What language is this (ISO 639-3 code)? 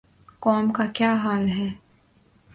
urd